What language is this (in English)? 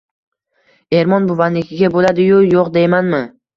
Uzbek